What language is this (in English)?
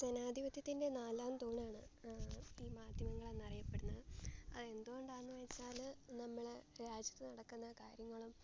Malayalam